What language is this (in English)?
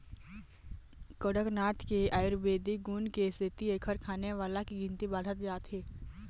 Chhattisgarhi